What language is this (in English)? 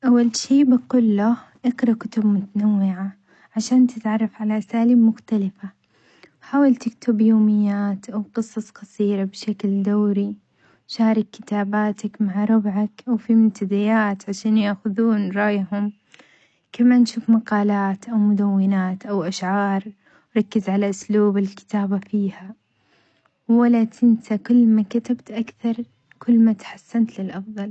Omani Arabic